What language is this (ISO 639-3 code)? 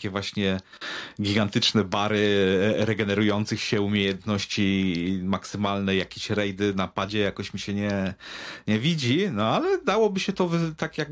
pol